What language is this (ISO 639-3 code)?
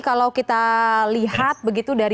ind